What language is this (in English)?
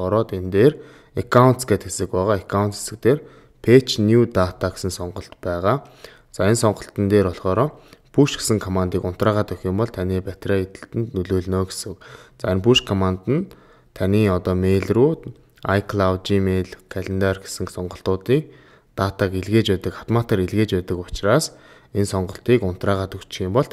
Romanian